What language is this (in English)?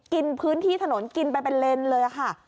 Thai